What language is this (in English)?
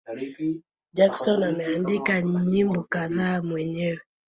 Swahili